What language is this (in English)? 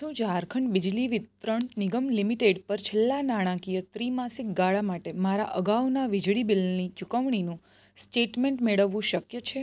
Gujarati